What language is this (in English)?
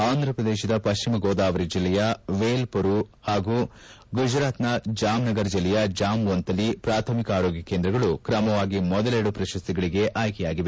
Kannada